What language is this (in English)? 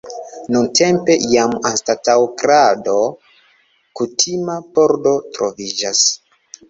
Esperanto